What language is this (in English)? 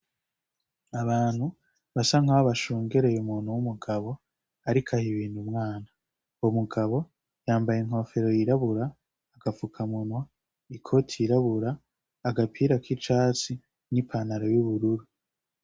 Rundi